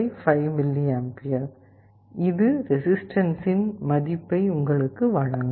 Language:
Tamil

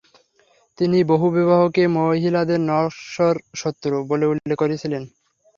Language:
Bangla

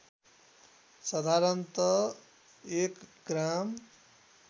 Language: Nepali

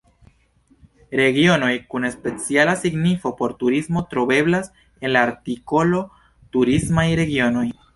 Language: Esperanto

